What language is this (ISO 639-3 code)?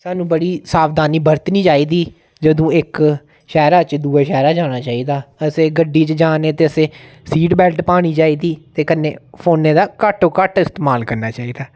doi